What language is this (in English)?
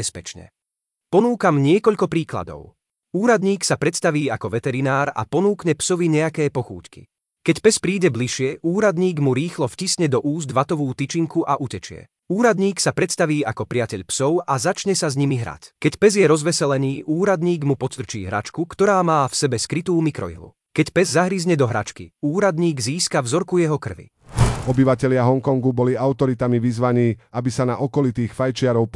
Slovak